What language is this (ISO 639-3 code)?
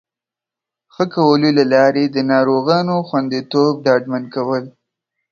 pus